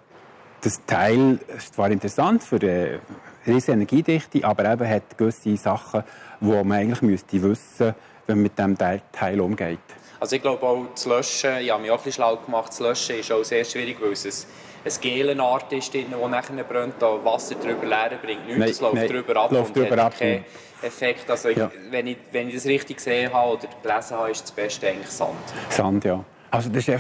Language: German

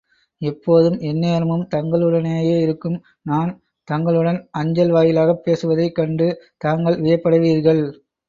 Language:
Tamil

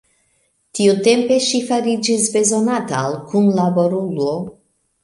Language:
Esperanto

